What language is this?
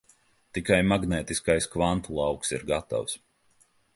Latvian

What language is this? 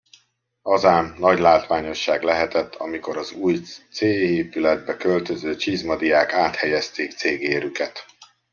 Hungarian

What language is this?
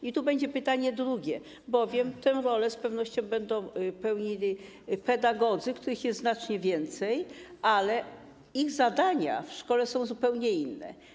Polish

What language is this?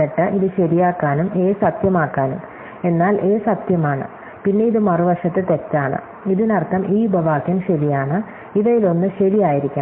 Malayalam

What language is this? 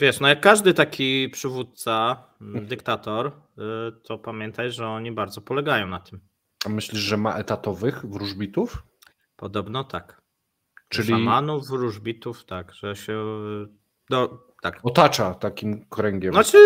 Polish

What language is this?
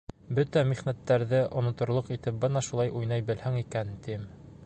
Bashkir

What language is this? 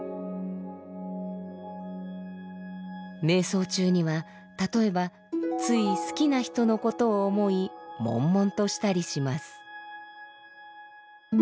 Japanese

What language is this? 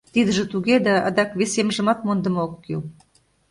Mari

